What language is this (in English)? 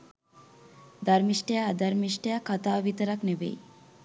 Sinhala